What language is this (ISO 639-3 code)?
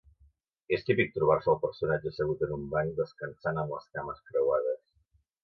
cat